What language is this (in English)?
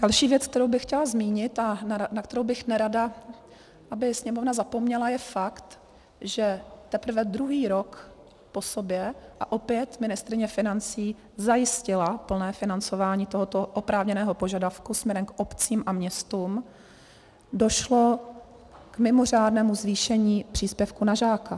Czech